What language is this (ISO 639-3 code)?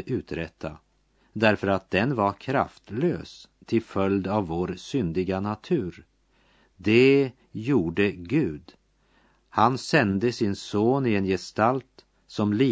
swe